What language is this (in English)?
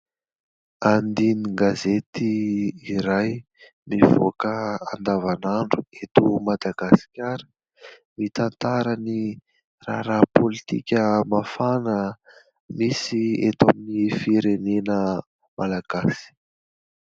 Malagasy